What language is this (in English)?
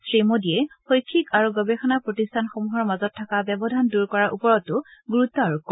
Assamese